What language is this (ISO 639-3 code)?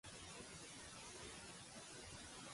cat